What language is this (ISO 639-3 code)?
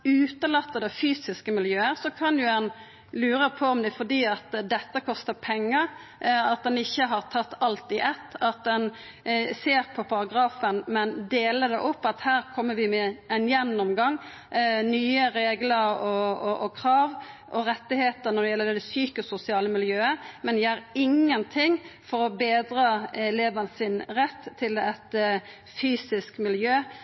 nno